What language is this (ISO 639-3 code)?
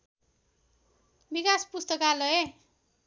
nep